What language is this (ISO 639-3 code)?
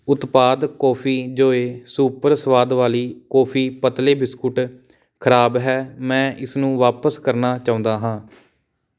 pan